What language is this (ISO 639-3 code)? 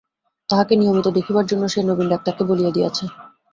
ben